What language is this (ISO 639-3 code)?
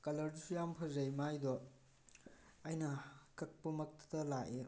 mni